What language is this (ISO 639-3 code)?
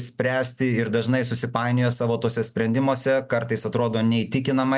lit